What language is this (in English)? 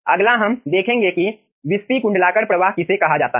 Hindi